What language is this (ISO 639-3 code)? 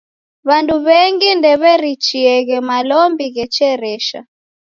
dav